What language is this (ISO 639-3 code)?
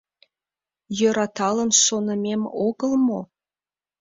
chm